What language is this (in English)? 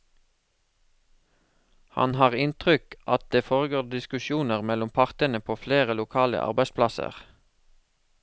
Norwegian